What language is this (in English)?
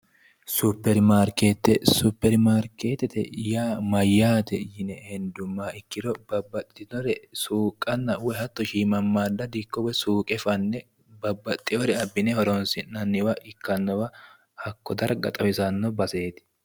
Sidamo